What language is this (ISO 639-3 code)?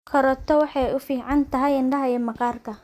som